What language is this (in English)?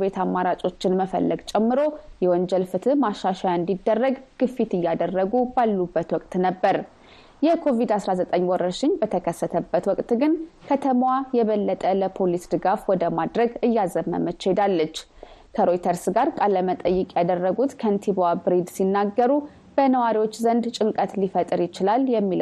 Amharic